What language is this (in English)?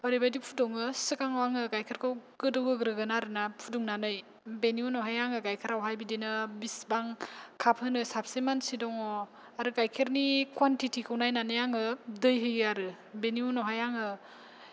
Bodo